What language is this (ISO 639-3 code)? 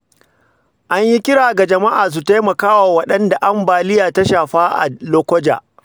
hau